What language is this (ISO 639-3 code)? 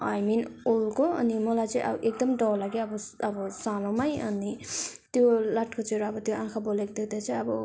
nep